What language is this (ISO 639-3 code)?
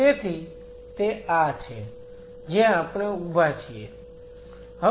guj